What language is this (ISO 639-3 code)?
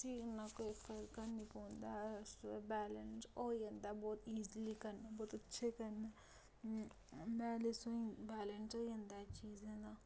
doi